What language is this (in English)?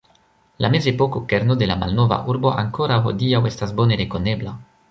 Esperanto